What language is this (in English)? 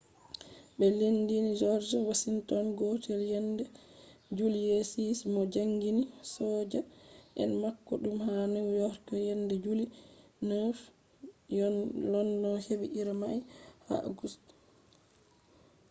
Fula